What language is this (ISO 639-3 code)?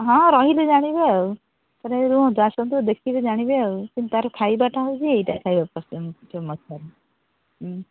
ori